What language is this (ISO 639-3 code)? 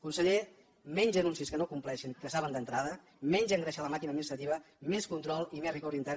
cat